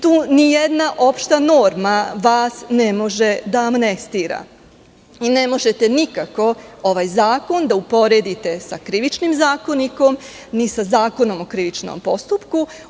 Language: Serbian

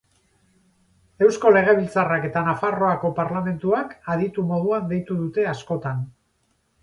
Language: Basque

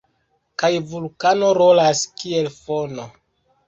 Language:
Esperanto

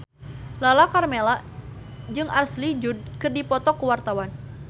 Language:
Sundanese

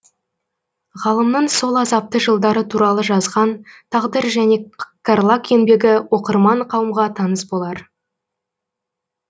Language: Kazakh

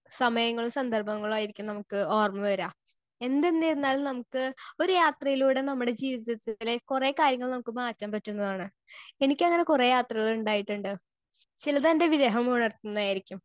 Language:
Malayalam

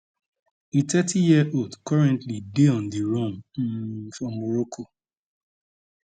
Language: Nigerian Pidgin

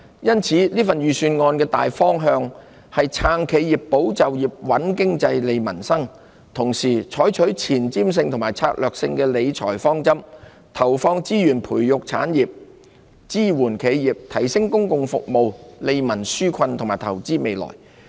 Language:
Cantonese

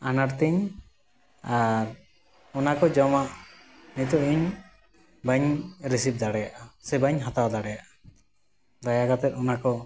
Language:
Santali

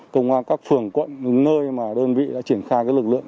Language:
Vietnamese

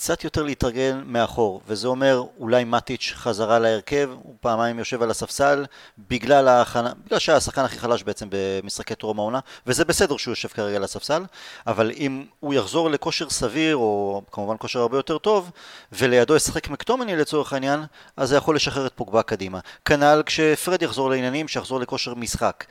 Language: Hebrew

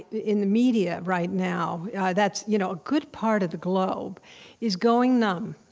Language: English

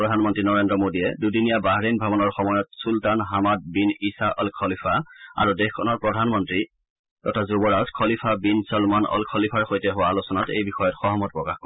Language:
Assamese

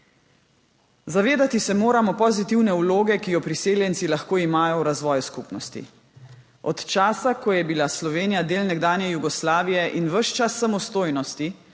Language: Slovenian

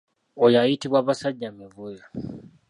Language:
Ganda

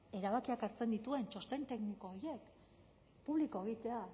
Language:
Basque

